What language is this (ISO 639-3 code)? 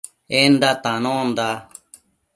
mcf